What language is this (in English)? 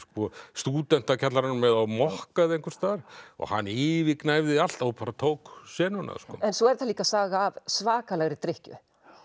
Icelandic